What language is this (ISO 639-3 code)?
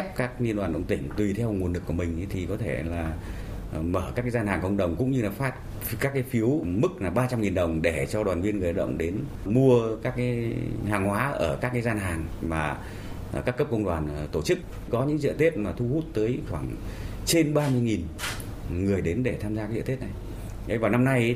vie